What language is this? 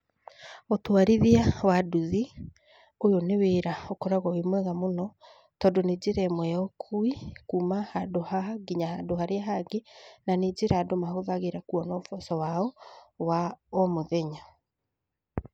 Kikuyu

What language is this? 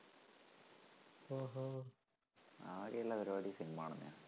Malayalam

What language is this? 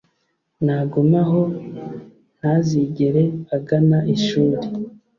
Kinyarwanda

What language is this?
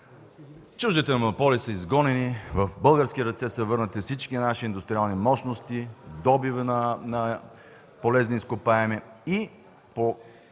Bulgarian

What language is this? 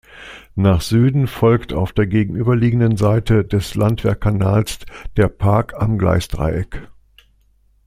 German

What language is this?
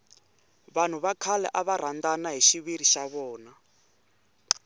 Tsonga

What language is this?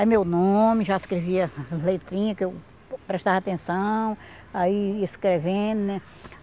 Portuguese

